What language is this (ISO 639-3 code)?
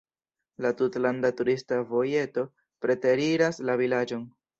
epo